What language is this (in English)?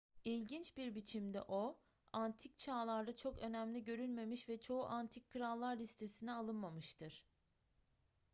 Turkish